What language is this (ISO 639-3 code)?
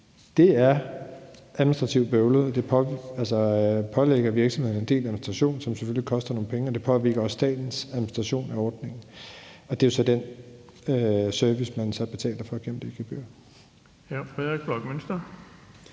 dan